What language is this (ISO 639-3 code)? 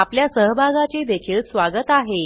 mar